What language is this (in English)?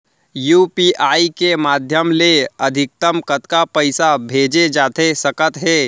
Chhattisgarhi